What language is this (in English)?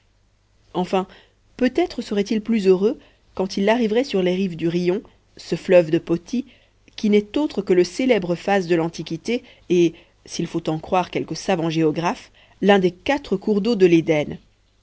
French